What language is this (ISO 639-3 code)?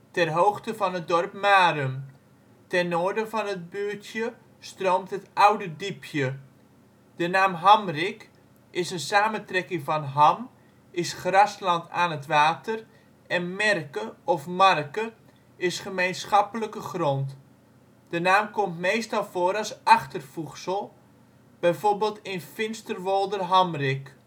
nld